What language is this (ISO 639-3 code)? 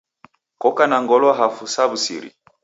dav